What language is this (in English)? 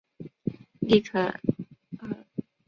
Chinese